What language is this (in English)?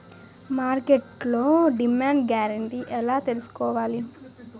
Telugu